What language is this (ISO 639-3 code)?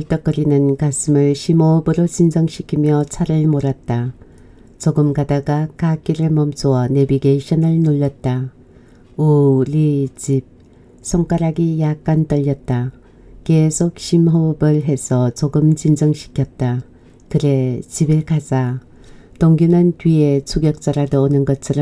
kor